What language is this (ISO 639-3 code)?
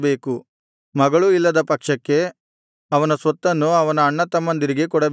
kan